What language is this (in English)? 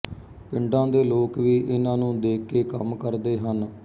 Punjabi